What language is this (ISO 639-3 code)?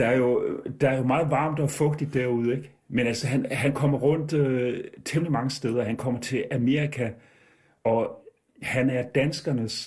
dan